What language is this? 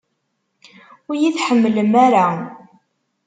Kabyle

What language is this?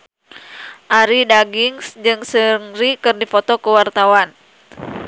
Sundanese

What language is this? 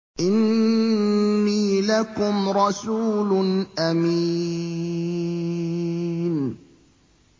Arabic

